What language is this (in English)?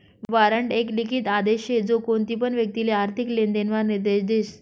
Marathi